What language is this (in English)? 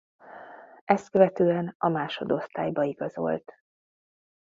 Hungarian